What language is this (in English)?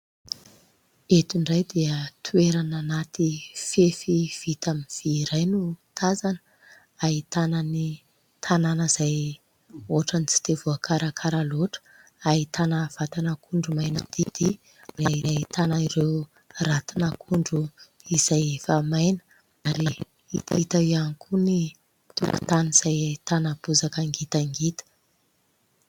Malagasy